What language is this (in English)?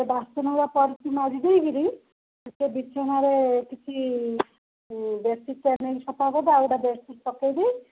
Odia